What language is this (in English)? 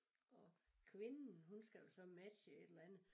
Danish